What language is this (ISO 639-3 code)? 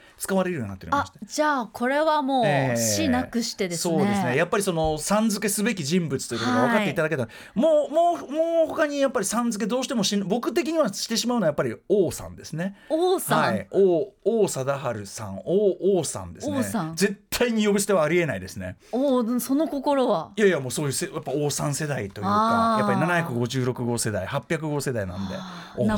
jpn